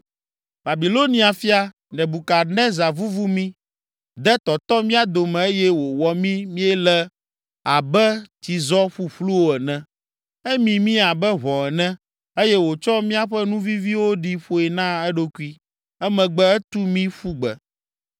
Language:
Ewe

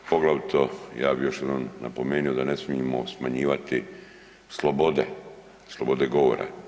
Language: Croatian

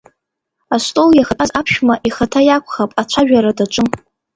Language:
Abkhazian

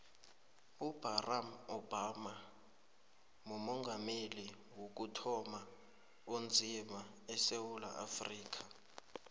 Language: South Ndebele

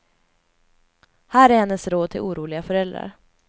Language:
Swedish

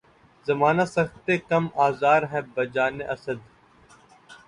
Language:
Urdu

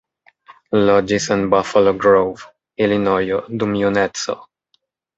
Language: Esperanto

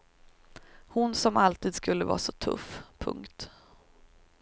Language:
Swedish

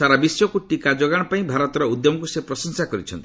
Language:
Odia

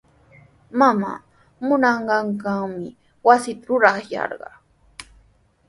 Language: Sihuas Ancash Quechua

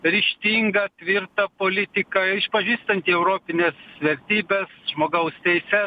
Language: Lithuanian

